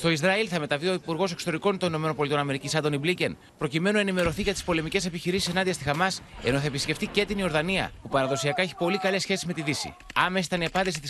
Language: Greek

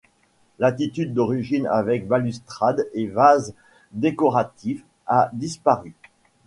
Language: French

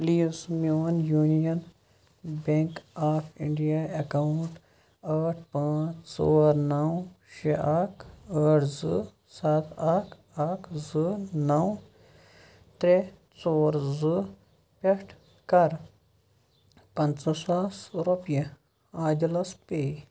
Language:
Kashmiri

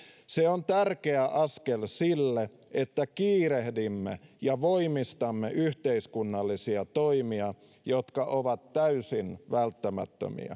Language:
Finnish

